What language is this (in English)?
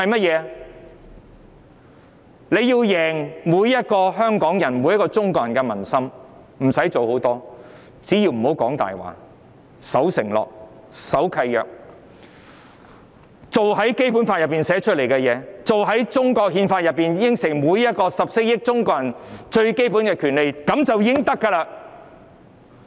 Cantonese